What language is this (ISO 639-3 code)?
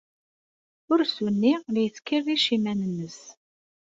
kab